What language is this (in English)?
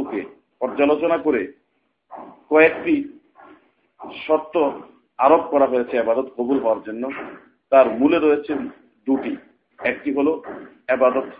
Bangla